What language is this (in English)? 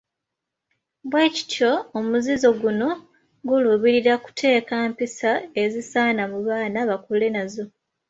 Ganda